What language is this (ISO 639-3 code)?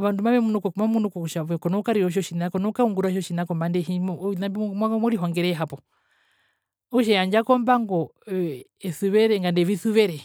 her